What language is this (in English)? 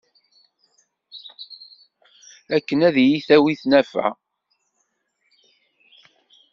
Kabyle